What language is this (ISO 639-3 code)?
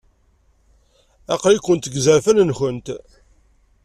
kab